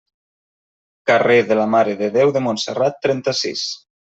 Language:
Catalan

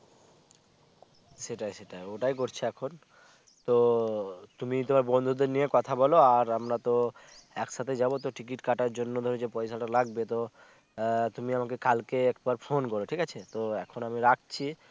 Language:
Bangla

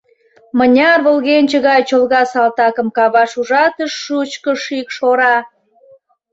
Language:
Mari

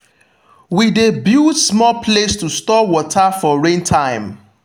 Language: Nigerian Pidgin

